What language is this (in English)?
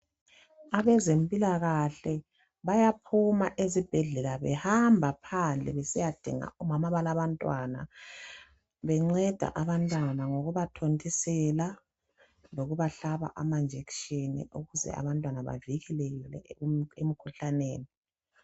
North Ndebele